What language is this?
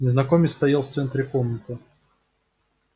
Russian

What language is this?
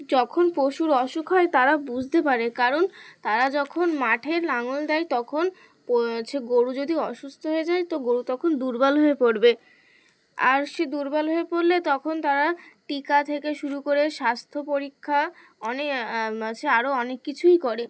Bangla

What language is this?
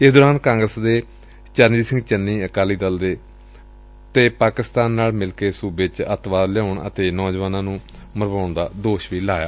Punjabi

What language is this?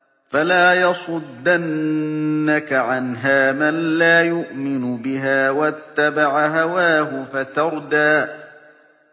Arabic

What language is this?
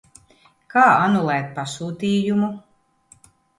Latvian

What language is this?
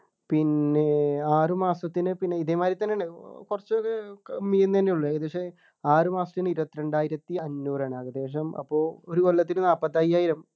Malayalam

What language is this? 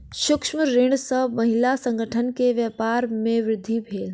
Maithili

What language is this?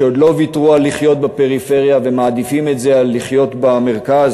Hebrew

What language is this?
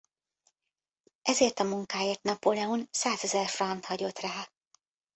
Hungarian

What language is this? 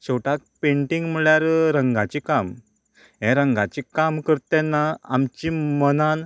Konkani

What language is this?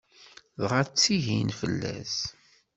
Kabyle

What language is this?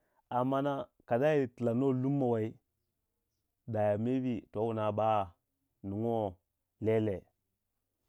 Waja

